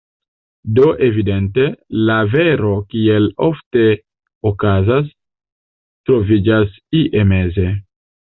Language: Esperanto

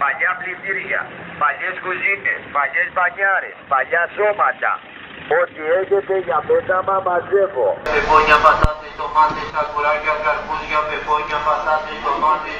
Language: Greek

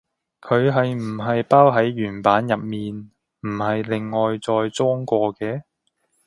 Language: Cantonese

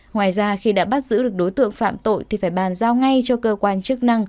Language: Vietnamese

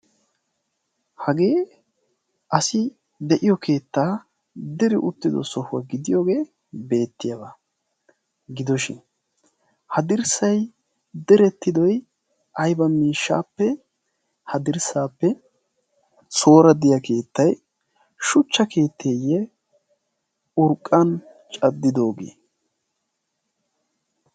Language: Wolaytta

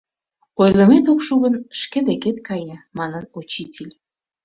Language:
Mari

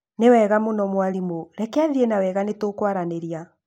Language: Kikuyu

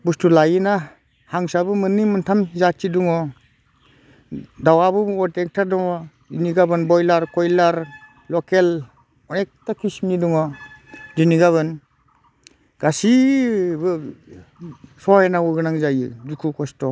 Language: Bodo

